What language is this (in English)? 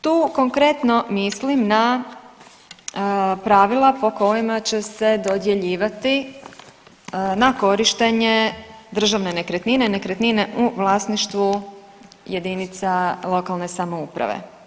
Croatian